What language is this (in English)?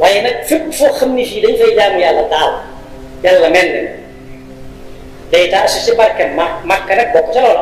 Arabic